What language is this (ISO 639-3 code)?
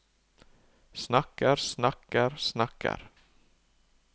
nor